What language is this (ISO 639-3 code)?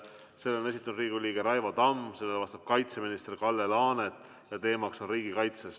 est